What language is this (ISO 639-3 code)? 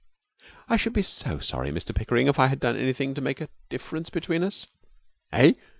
eng